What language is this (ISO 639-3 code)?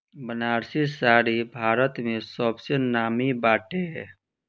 bho